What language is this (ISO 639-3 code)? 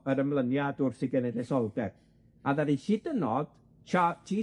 cym